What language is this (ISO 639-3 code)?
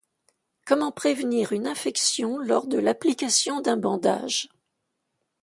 fra